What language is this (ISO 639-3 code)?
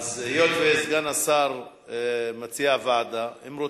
heb